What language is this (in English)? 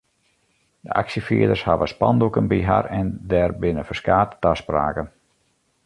Western Frisian